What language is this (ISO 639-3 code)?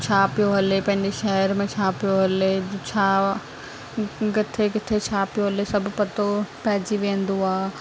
snd